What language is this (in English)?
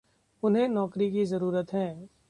Hindi